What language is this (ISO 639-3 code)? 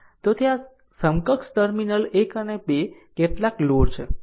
guj